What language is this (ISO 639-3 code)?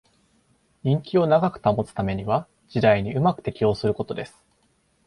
jpn